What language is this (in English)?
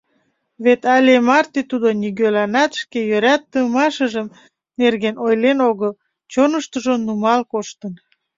Mari